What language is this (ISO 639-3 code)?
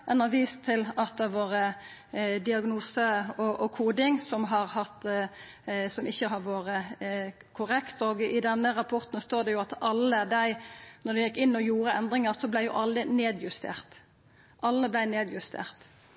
nno